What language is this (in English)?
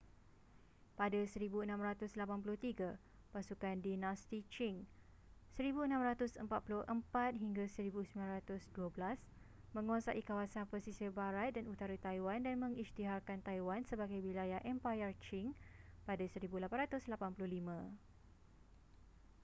Malay